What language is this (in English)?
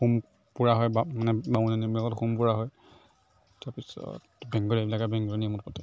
Assamese